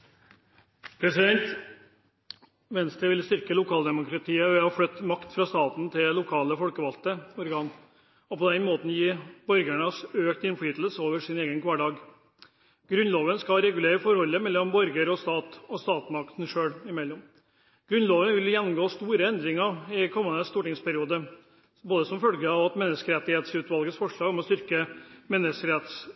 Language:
Norwegian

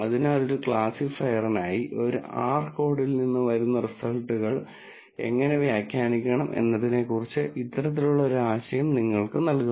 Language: Malayalam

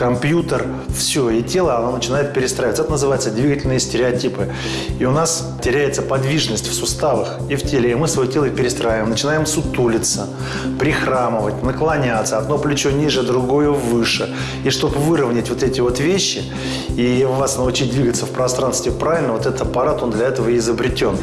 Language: Russian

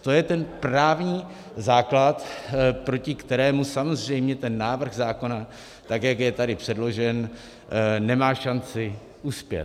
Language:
Czech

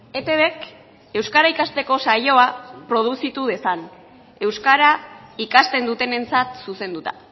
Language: Basque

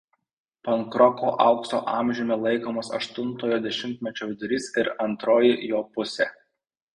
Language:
Lithuanian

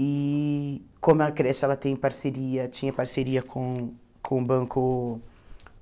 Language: Portuguese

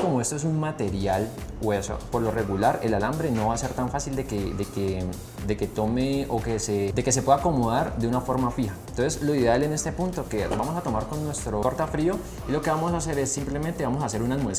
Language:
Spanish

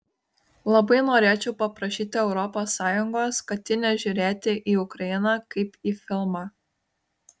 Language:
Lithuanian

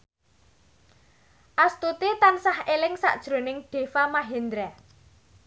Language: Javanese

